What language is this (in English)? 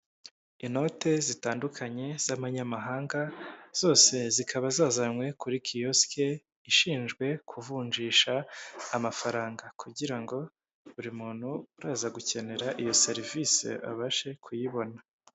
Kinyarwanda